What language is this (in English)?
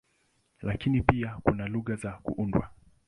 Swahili